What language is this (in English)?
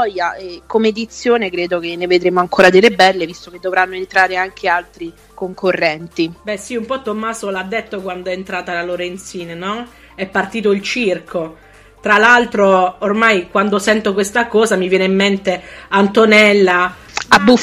Italian